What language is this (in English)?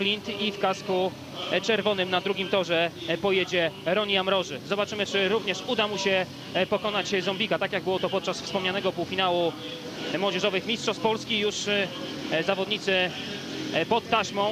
Polish